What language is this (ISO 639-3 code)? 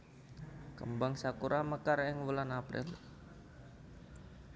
jav